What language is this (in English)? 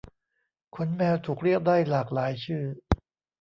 Thai